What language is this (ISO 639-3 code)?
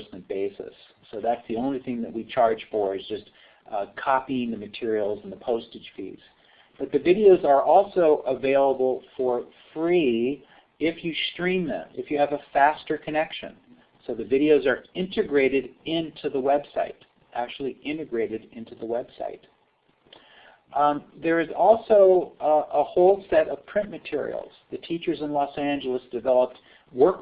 eng